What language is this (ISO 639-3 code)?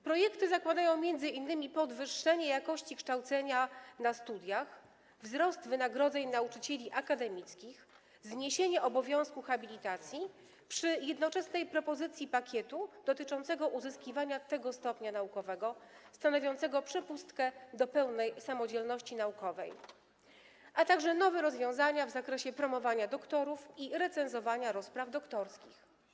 pol